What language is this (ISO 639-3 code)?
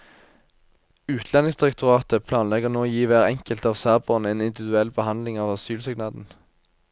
nor